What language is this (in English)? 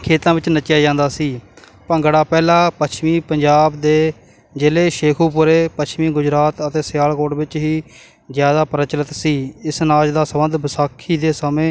Punjabi